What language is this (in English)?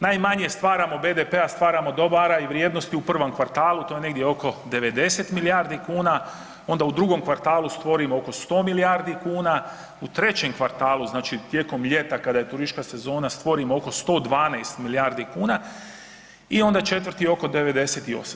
Croatian